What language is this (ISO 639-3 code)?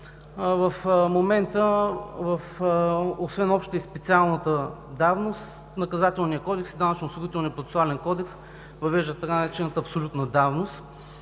bul